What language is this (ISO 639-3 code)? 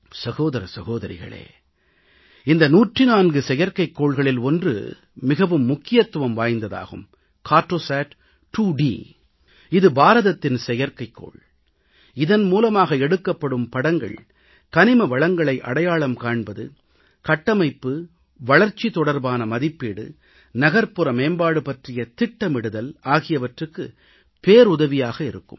tam